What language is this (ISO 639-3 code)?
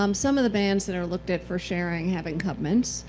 eng